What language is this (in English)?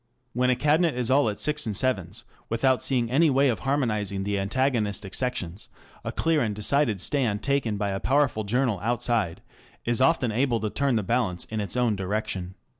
English